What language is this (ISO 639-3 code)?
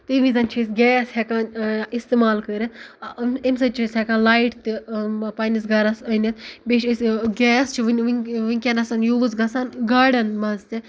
kas